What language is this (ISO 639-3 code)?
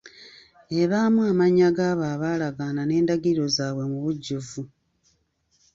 lug